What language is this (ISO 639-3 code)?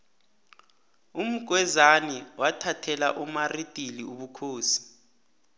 nbl